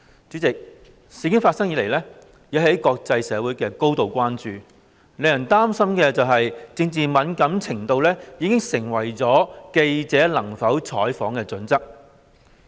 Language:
Cantonese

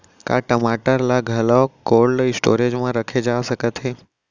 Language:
Chhattisgarhi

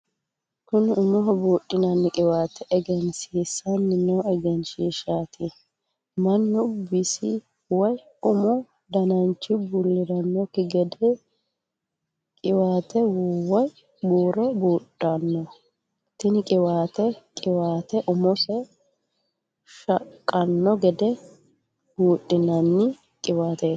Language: Sidamo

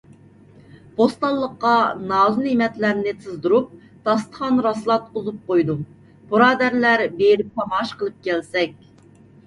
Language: Uyghur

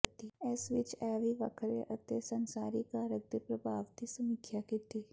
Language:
Punjabi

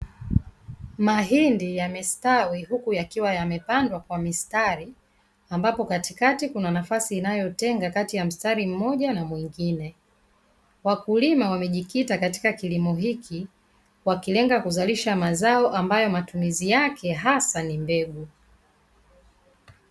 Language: Swahili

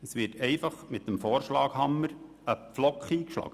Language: Swiss German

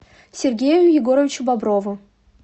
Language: Russian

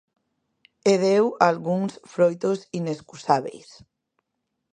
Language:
Galician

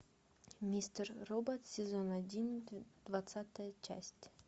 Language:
Russian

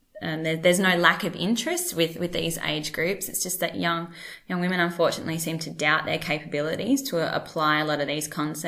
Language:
English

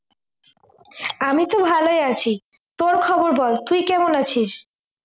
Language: Bangla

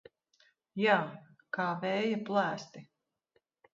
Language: Latvian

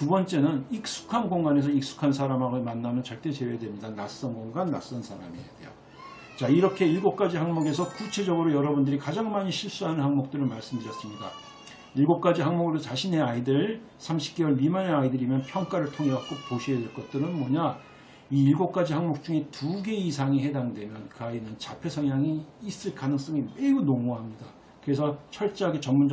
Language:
Korean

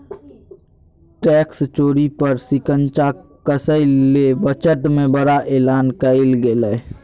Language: Magahi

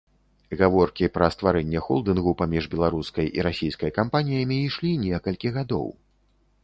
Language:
Belarusian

